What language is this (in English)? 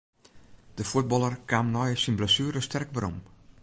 Western Frisian